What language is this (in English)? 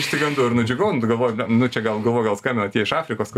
Lithuanian